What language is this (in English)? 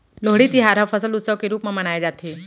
Chhattisgarhi